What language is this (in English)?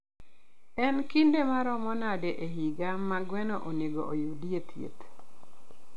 Luo (Kenya and Tanzania)